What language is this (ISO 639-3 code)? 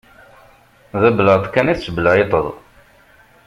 kab